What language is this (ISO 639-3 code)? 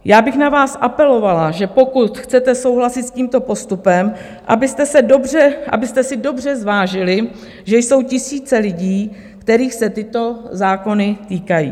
ces